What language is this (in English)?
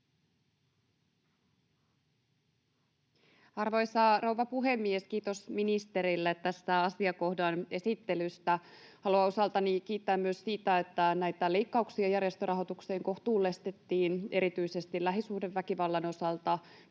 Finnish